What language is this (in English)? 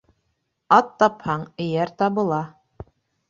Bashkir